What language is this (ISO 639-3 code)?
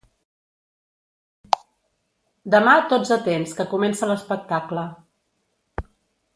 cat